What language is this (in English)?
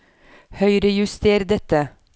Norwegian